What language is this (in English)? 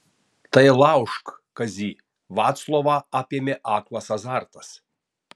Lithuanian